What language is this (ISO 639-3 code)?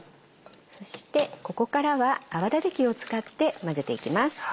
jpn